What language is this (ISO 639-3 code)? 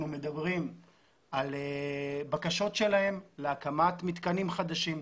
heb